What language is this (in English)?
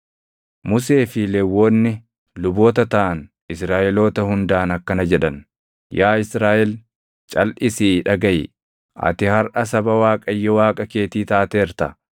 Oromo